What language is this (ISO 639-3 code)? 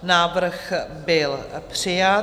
ces